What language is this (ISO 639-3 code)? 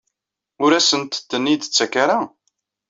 kab